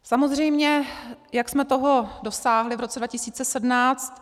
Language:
Czech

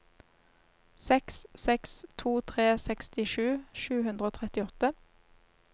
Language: Norwegian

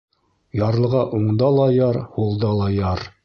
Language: Bashkir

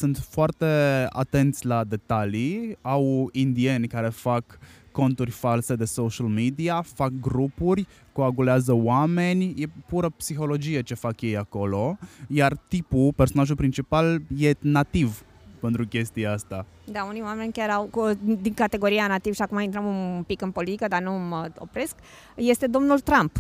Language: Romanian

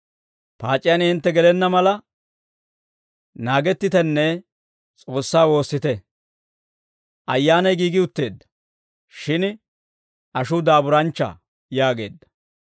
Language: Dawro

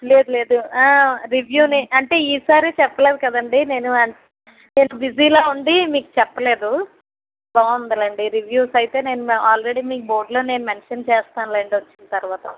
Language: Telugu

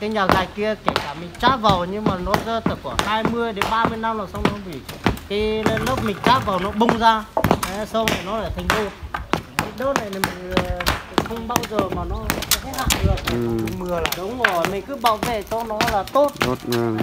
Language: Vietnamese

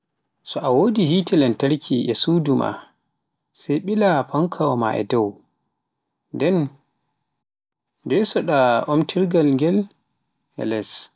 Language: Pular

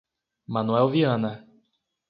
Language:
Portuguese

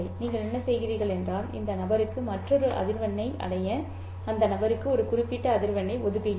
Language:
Tamil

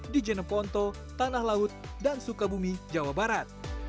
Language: Indonesian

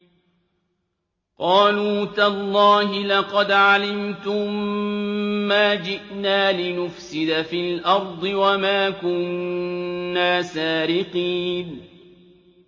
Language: Arabic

